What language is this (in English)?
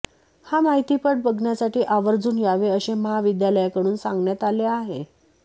Marathi